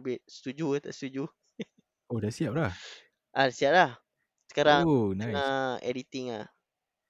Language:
Malay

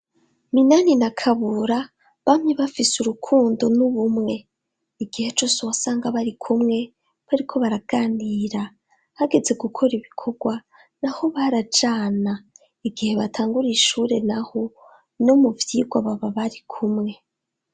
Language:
Rundi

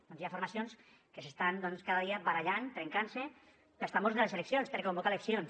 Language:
Catalan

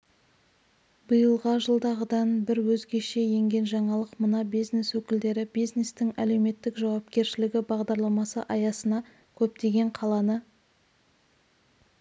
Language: Kazakh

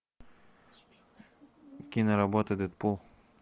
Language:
Russian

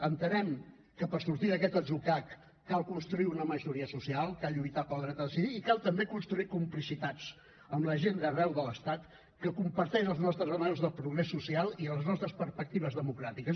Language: Catalan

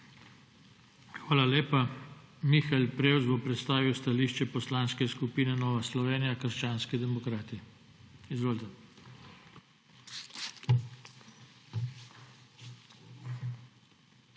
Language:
Slovenian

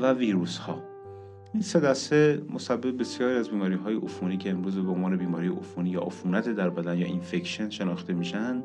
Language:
Persian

